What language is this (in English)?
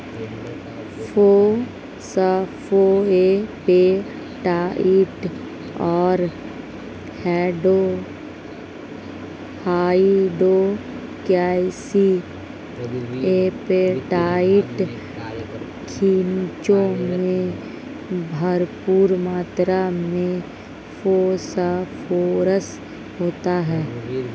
Hindi